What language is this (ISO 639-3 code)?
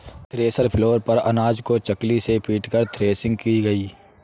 hin